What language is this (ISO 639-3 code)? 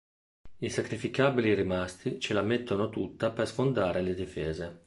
ita